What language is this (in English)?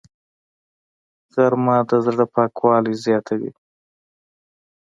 Pashto